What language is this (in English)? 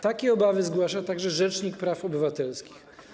Polish